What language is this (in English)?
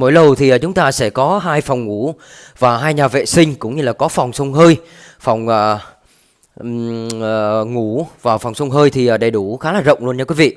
Vietnamese